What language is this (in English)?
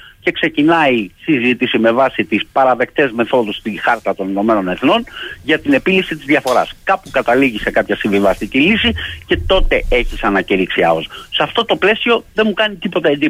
Greek